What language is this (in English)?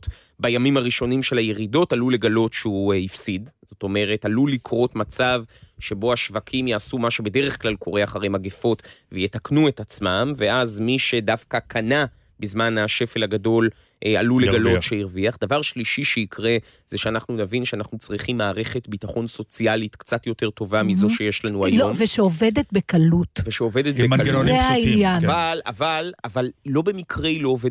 Hebrew